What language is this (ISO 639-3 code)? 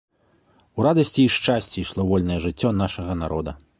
bel